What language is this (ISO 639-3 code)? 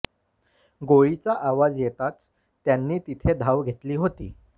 mar